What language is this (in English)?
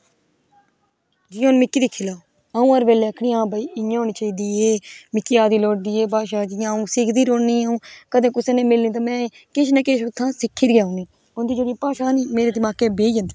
Dogri